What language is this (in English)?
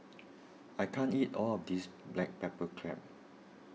English